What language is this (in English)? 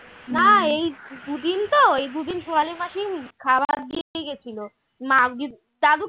Bangla